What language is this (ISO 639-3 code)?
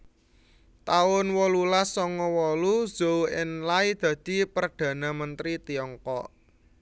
jav